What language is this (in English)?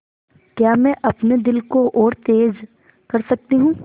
Hindi